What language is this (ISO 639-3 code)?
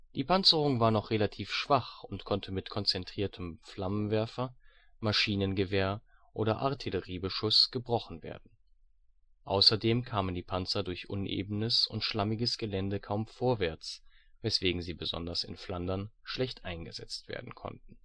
deu